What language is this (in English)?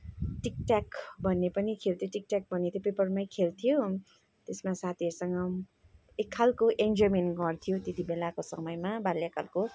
Nepali